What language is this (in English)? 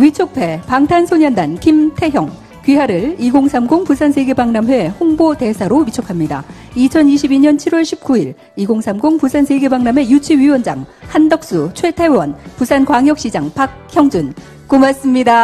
Korean